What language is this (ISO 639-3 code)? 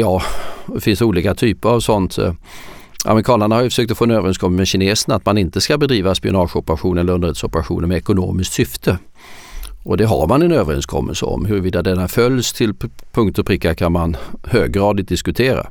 swe